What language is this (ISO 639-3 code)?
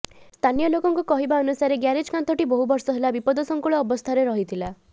ori